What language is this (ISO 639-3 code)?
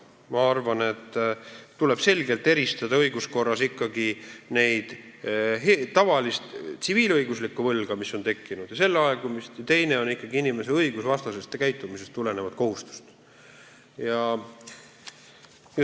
est